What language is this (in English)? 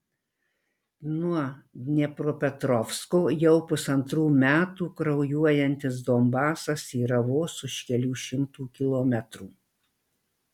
Lithuanian